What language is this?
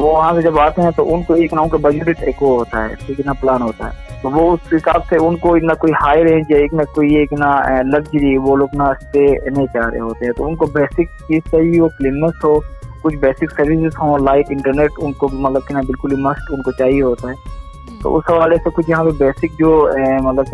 Urdu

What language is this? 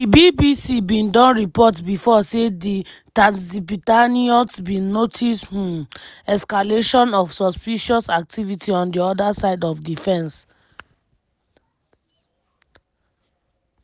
Nigerian Pidgin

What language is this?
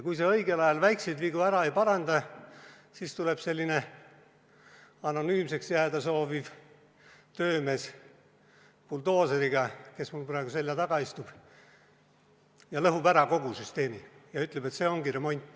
Estonian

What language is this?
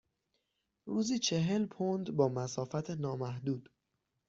Persian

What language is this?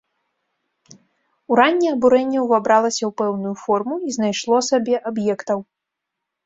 Belarusian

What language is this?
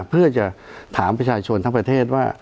Thai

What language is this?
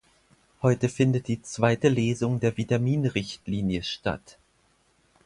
German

